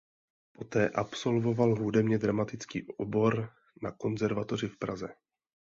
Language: Czech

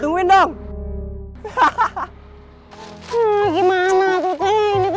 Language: Indonesian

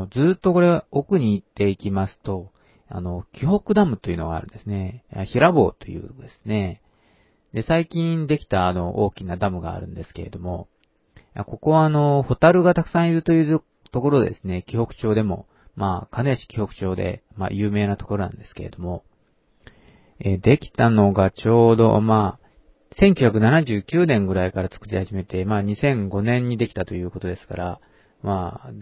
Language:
Japanese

